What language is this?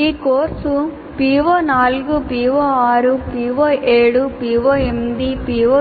Telugu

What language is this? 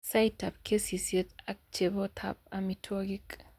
Kalenjin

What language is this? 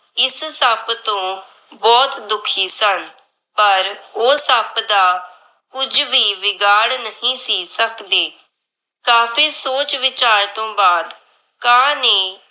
Punjabi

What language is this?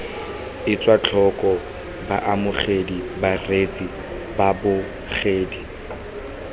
Tswana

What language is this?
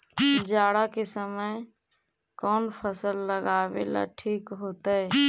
Magahi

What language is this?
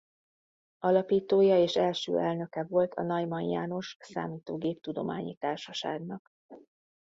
Hungarian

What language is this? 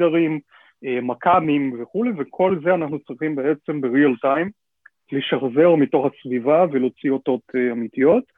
Hebrew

